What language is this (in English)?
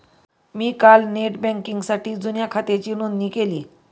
Marathi